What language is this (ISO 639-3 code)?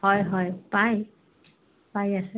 asm